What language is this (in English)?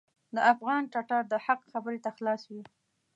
Pashto